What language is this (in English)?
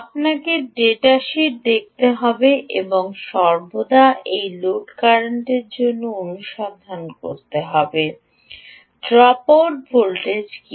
Bangla